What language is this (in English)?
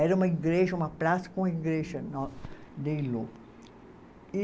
Portuguese